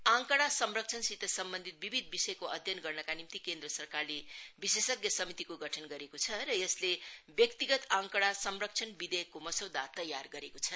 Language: Nepali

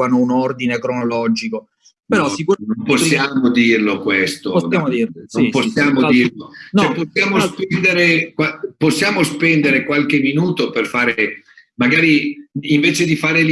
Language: Italian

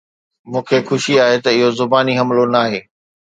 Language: Sindhi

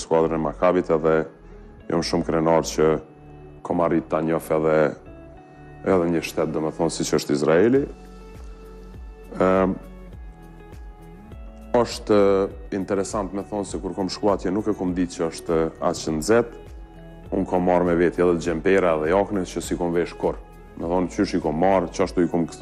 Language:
Romanian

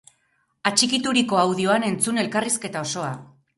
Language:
Basque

